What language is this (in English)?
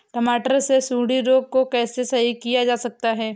Hindi